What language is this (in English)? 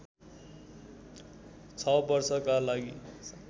Nepali